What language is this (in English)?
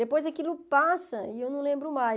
Portuguese